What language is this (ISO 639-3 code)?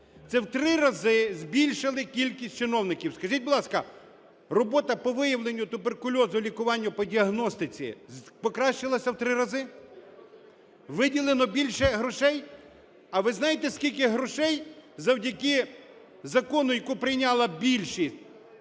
ukr